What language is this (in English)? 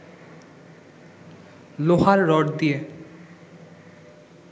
Bangla